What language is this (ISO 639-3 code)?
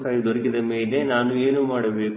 kan